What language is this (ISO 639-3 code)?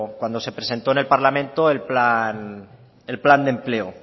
spa